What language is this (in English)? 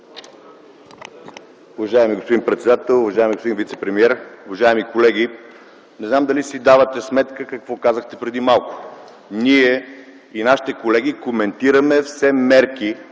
Bulgarian